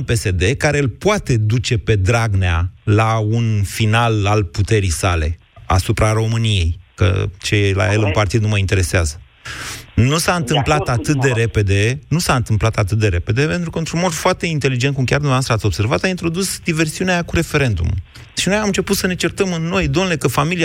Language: Romanian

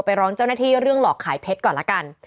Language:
Thai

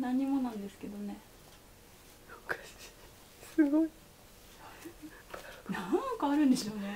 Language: Japanese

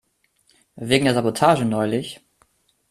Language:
German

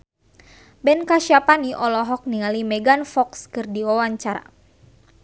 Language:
Sundanese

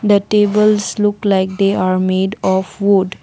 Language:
English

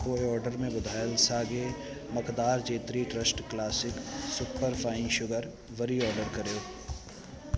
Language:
Sindhi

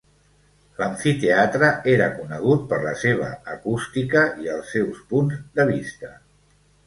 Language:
Catalan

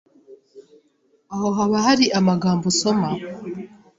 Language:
Kinyarwanda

